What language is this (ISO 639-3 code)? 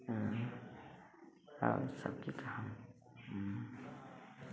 mai